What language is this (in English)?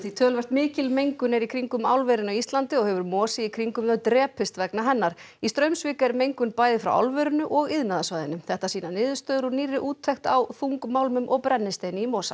Icelandic